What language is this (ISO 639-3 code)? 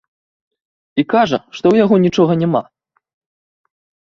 bel